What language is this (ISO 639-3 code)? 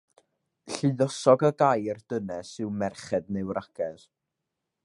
cym